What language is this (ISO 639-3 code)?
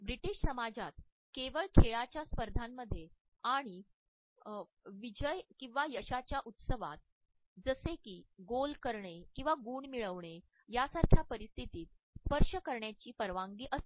mar